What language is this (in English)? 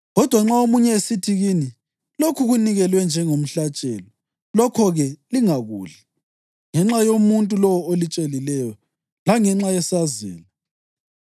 North Ndebele